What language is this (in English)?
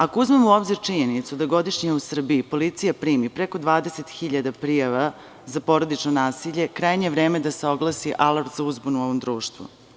Serbian